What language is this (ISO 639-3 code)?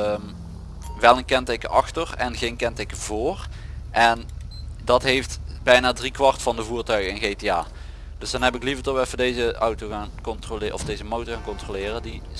nld